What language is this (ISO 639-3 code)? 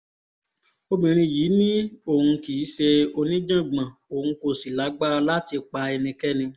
yor